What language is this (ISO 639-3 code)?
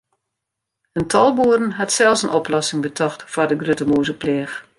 fry